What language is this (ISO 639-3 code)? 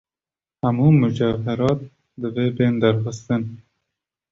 kur